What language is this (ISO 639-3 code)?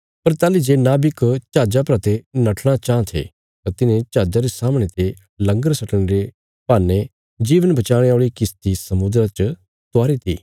kfs